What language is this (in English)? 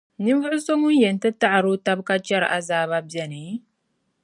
Dagbani